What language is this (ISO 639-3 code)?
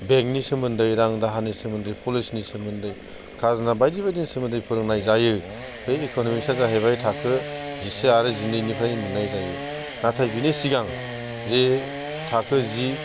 brx